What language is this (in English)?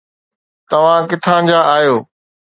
Sindhi